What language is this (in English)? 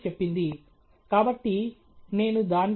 Telugu